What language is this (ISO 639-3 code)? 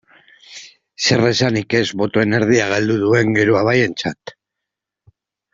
eus